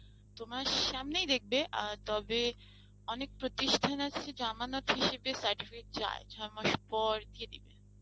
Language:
Bangla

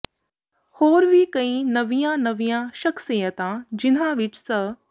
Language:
Punjabi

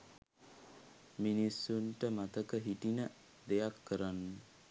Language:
Sinhala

